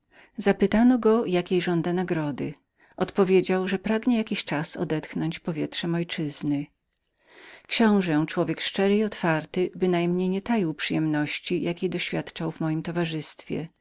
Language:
Polish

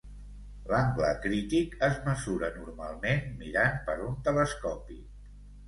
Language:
Catalan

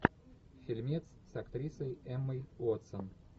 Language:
Russian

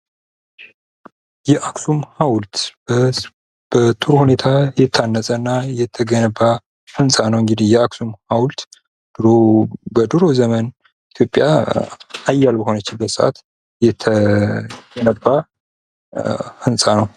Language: Amharic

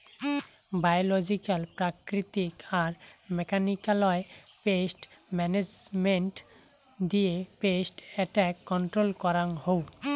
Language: Bangla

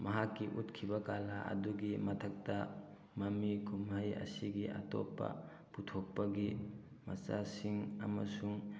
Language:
Manipuri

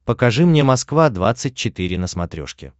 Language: Russian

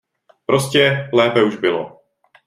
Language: Czech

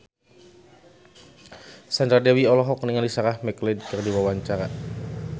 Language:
Sundanese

